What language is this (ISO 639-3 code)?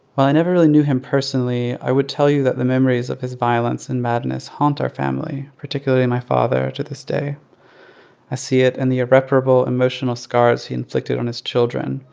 eng